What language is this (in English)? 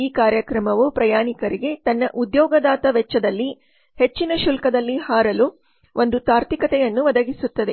Kannada